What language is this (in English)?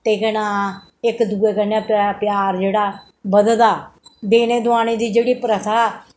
Dogri